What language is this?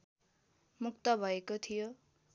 Nepali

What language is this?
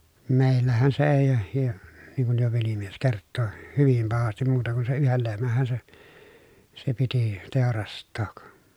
Finnish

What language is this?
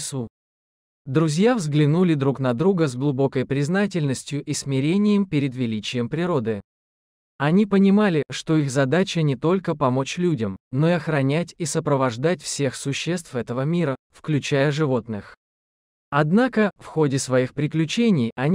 Russian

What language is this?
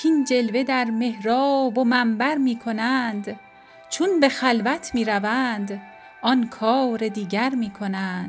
Persian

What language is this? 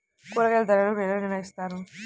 Telugu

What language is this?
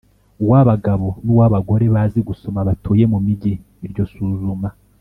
Kinyarwanda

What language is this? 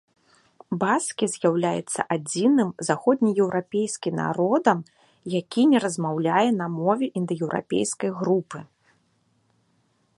Belarusian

